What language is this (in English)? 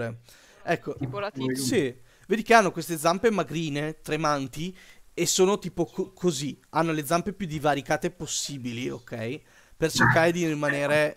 Italian